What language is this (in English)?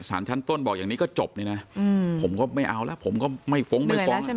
Thai